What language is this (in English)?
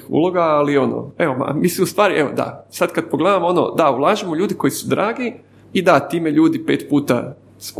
Croatian